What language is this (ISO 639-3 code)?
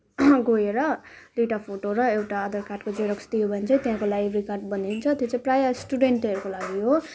nep